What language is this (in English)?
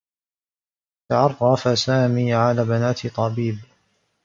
Arabic